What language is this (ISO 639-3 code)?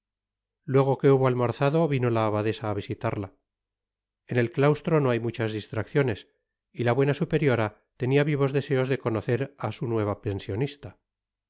spa